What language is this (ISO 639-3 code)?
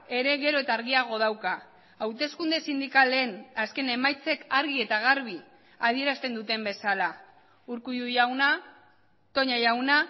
eus